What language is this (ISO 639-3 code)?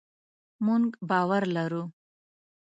pus